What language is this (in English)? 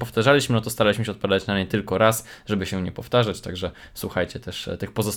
Polish